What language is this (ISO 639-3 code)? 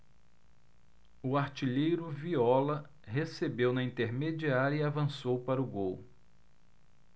por